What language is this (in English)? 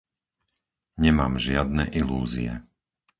Slovak